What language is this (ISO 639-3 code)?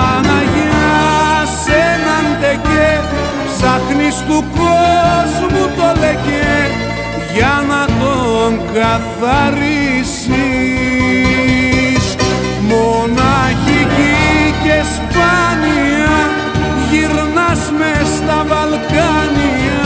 ell